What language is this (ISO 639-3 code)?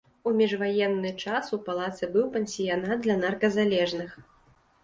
bel